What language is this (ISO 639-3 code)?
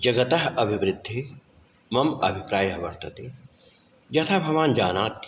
san